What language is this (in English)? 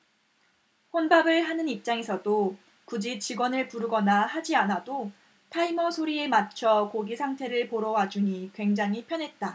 Korean